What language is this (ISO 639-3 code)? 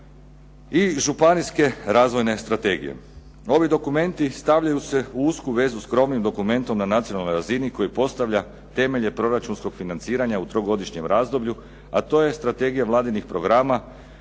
hrv